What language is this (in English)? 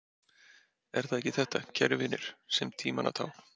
Icelandic